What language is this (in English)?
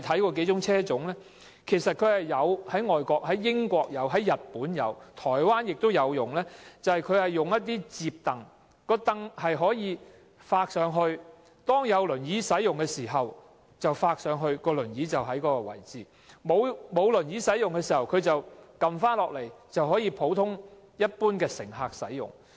Cantonese